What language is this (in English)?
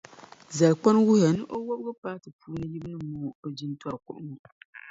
Dagbani